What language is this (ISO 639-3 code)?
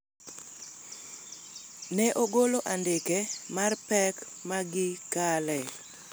luo